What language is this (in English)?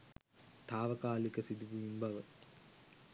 Sinhala